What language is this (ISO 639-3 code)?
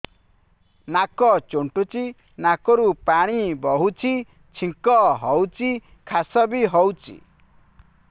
ori